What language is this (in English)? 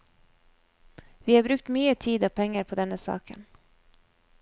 Norwegian